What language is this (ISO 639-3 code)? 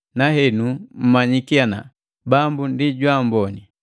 mgv